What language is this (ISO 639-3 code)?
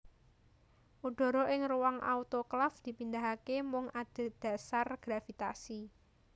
jav